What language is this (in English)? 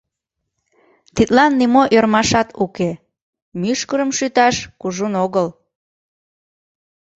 Mari